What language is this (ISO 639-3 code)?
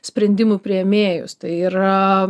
lit